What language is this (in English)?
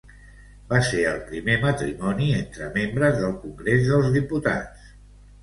Catalan